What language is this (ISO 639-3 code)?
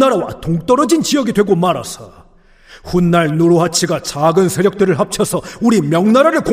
kor